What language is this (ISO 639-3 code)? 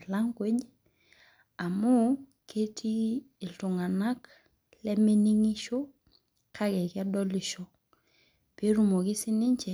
mas